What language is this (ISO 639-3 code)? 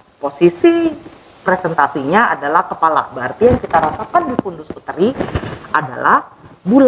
ind